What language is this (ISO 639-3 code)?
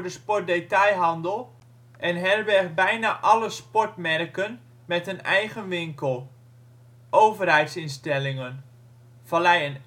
nld